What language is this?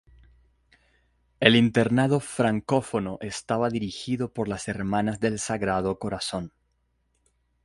Spanish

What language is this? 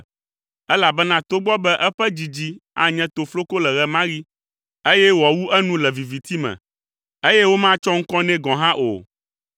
Ewe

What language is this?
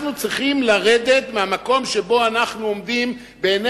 Hebrew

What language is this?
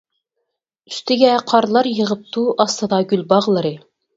Uyghur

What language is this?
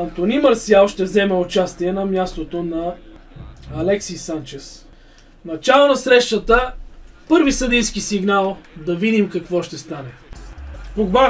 Bulgarian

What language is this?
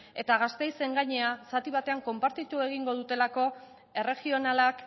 Basque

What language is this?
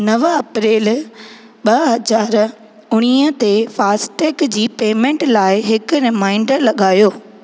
Sindhi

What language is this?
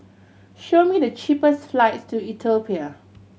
English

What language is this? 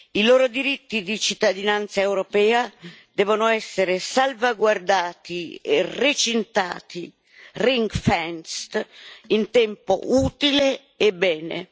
Italian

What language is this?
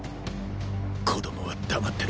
Japanese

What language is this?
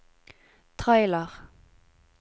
Norwegian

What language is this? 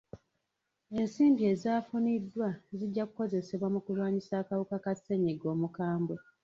Ganda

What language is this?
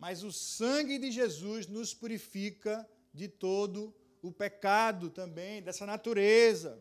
Portuguese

